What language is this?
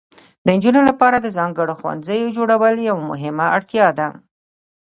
Pashto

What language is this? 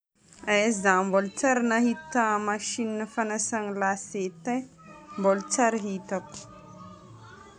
Northern Betsimisaraka Malagasy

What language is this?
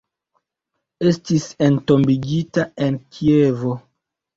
Esperanto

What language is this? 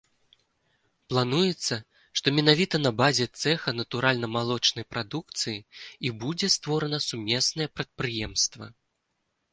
Belarusian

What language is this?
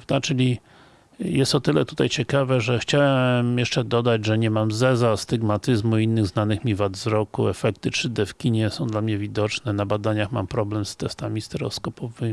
Polish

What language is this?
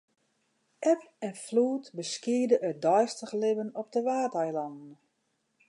Western Frisian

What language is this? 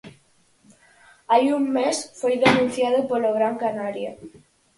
Galician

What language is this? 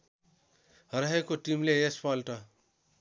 Nepali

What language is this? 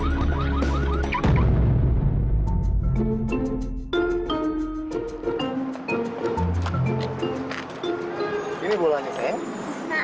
Indonesian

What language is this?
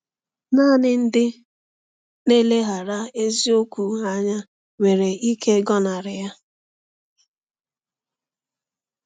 Igbo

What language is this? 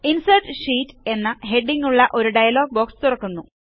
Malayalam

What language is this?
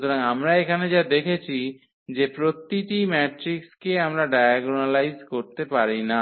Bangla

